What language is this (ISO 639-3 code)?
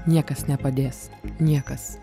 lit